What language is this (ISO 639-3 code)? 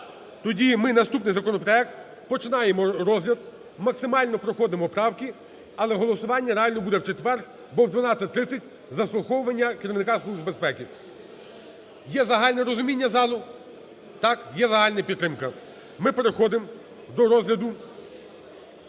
ukr